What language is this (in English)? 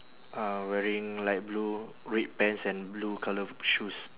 English